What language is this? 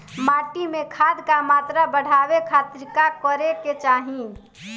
Bhojpuri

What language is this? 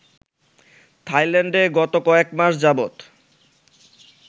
Bangla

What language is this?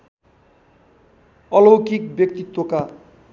Nepali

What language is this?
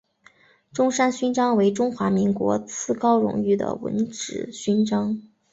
Chinese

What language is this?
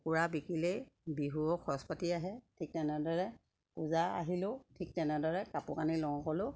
Assamese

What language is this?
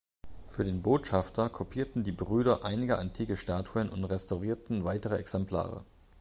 German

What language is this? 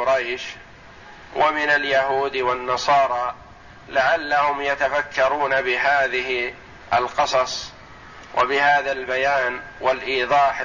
Arabic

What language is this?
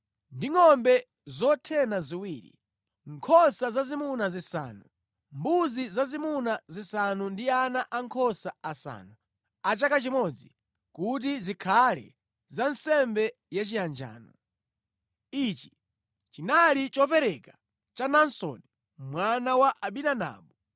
Nyanja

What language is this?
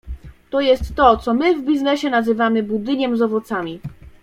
Polish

